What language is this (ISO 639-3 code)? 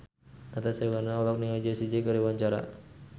sun